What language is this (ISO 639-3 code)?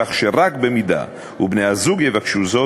heb